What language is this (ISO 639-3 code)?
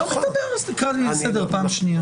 heb